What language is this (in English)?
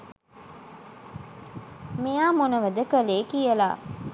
Sinhala